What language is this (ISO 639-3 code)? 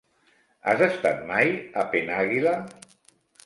cat